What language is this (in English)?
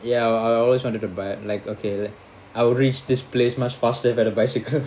English